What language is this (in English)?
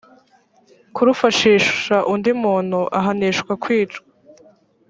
Kinyarwanda